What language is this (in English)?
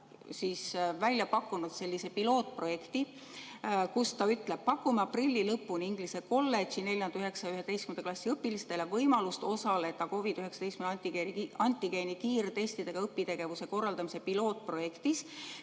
Estonian